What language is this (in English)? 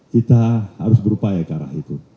Indonesian